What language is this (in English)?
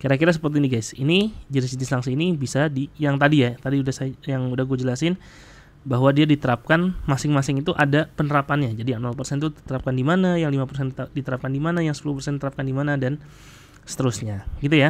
Indonesian